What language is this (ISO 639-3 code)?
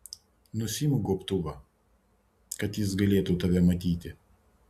lit